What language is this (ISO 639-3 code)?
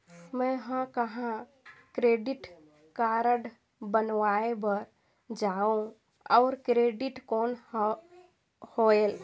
hne